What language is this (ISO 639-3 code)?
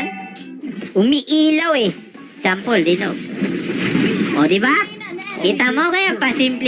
fil